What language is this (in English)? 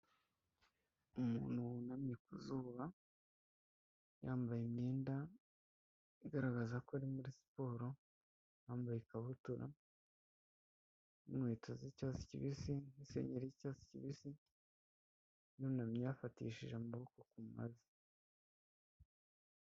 Kinyarwanda